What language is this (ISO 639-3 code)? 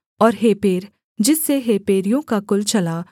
hin